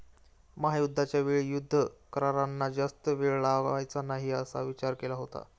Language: Marathi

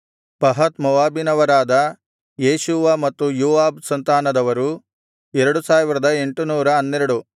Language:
Kannada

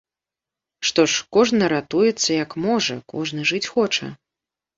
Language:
Belarusian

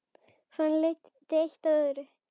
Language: Icelandic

